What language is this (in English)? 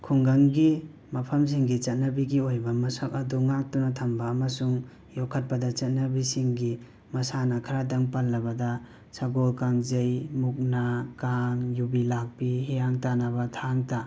Manipuri